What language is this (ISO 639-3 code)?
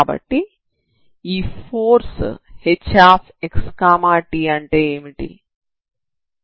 tel